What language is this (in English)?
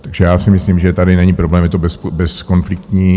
Czech